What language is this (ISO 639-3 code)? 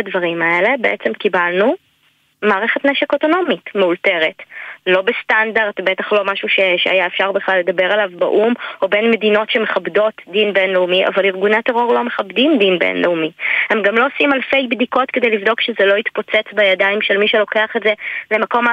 heb